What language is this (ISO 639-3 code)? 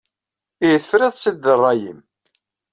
kab